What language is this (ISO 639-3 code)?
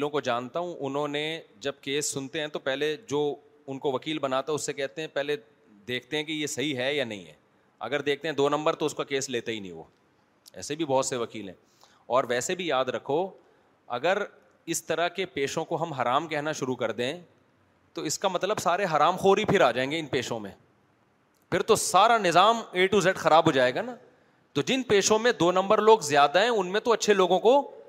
urd